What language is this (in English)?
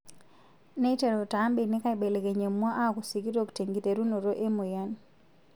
Masai